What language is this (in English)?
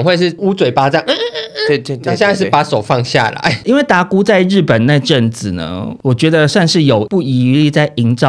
Chinese